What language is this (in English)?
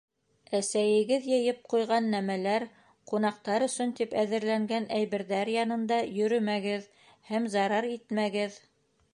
Bashkir